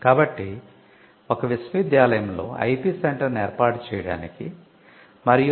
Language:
Telugu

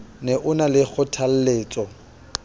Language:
Southern Sotho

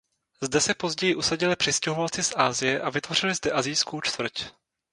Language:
Czech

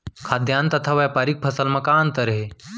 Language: Chhattisgarhi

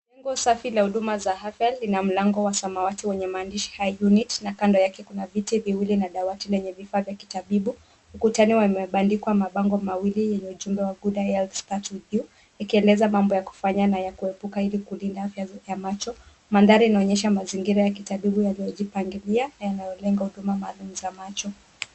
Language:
Swahili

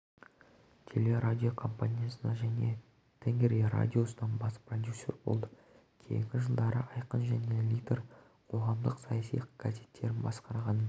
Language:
Kazakh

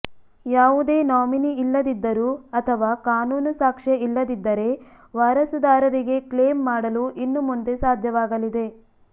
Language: Kannada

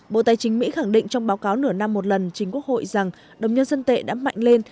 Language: Vietnamese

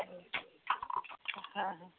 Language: Odia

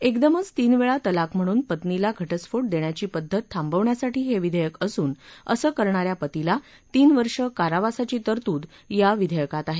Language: Marathi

